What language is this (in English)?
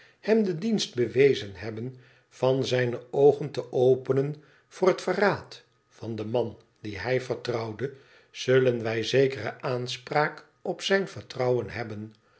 Dutch